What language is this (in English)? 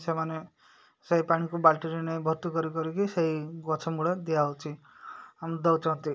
Odia